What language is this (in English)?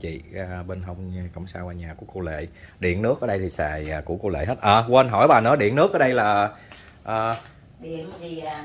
Vietnamese